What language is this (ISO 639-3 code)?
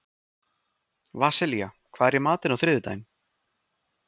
isl